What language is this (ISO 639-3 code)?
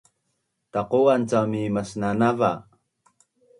bnn